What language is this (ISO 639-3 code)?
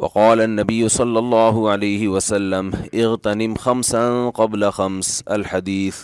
urd